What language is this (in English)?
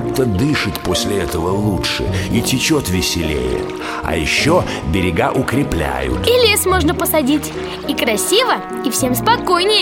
Russian